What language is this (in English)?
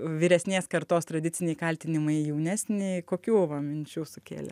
Lithuanian